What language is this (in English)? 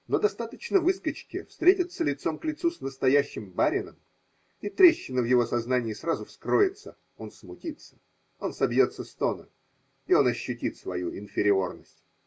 Russian